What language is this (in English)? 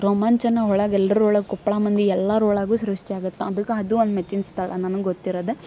Kannada